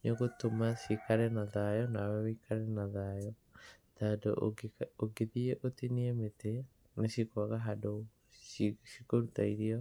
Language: Kikuyu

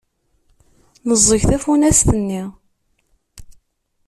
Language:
Kabyle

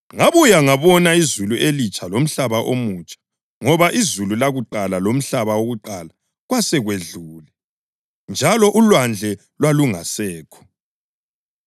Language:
North Ndebele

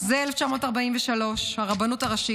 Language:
Hebrew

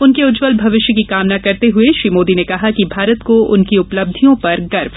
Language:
Hindi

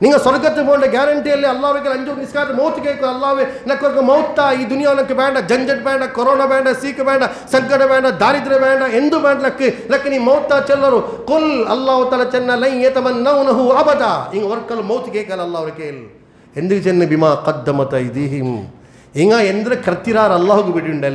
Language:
Urdu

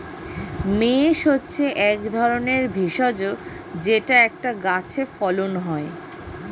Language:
Bangla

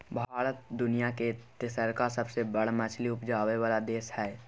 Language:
Maithili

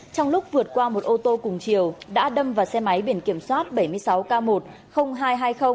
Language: Vietnamese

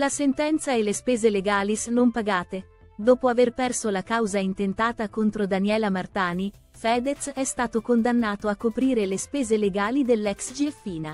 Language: Italian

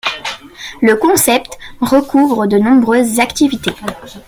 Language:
French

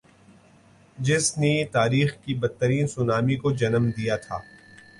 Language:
Urdu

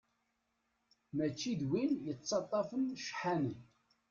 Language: Kabyle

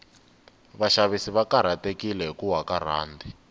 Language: Tsonga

